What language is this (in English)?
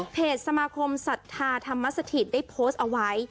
Thai